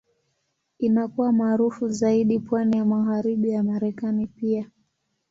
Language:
Swahili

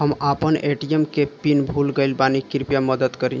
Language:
Bhojpuri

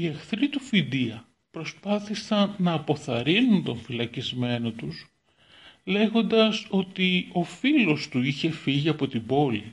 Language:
Greek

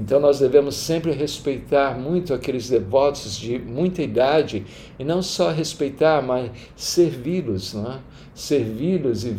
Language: Portuguese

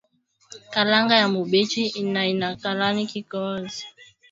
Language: Swahili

